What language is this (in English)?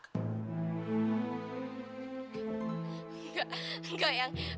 Indonesian